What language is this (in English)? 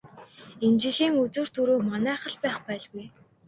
Mongolian